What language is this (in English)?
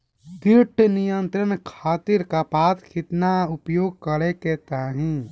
Bhojpuri